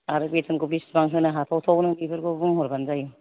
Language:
Bodo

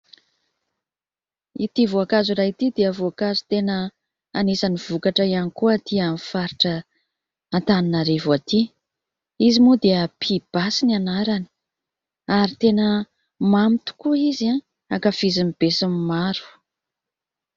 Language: Malagasy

